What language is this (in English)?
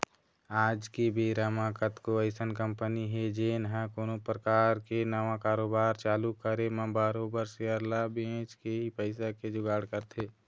Chhattisgarhi